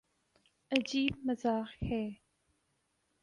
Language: Urdu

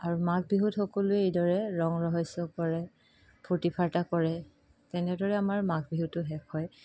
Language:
Assamese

